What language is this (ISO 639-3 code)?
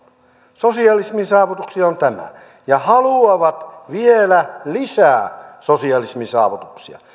fin